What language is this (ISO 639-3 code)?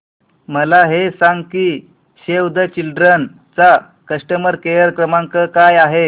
mar